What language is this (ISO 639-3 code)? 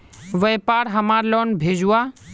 mag